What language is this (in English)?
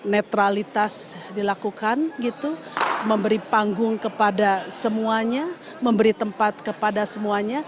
Indonesian